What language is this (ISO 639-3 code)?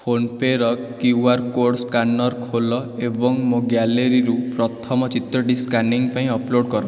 ori